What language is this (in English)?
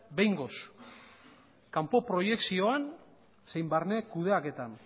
Basque